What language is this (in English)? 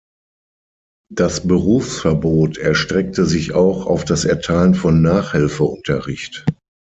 German